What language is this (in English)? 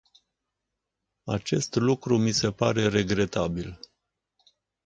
Romanian